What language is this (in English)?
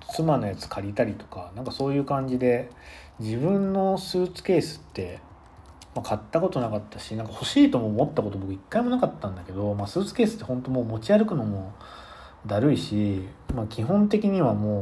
Japanese